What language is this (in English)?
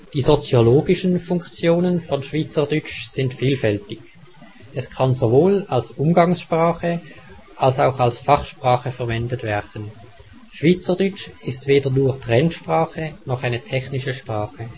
German